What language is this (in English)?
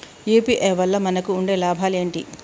Telugu